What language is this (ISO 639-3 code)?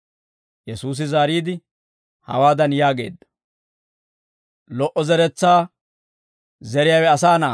dwr